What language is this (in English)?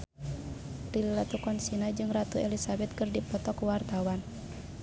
Sundanese